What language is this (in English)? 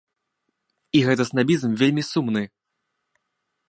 Belarusian